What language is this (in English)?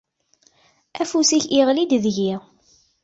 Kabyle